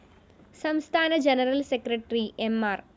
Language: Malayalam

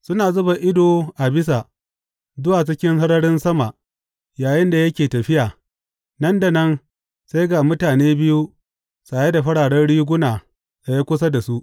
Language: Hausa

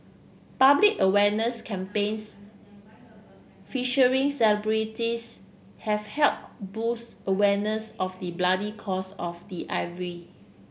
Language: English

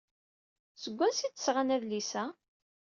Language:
Kabyle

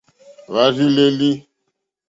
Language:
Mokpwe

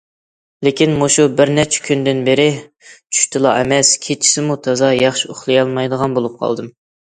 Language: Uyghur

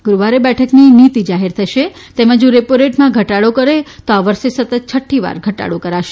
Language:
Gujarati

